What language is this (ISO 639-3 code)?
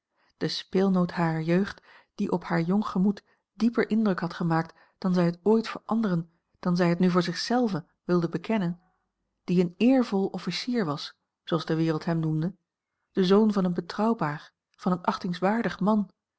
nld